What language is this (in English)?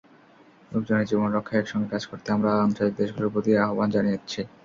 Bangla